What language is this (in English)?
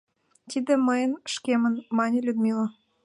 Mari